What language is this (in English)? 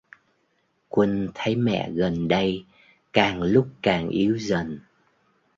Vietnamese